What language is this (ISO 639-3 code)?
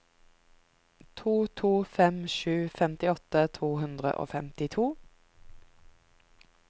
nor